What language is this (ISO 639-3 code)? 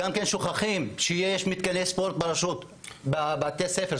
heb